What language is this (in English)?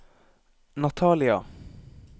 Norwegian